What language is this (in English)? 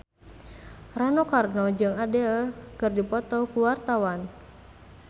Sundanese